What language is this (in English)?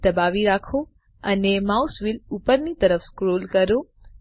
Gujarati